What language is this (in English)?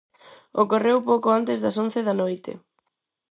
Galician